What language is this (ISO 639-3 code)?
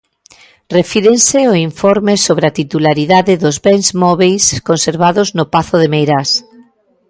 glg